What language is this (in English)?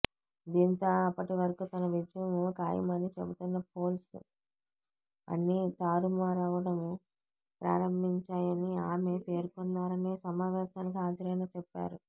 Telugu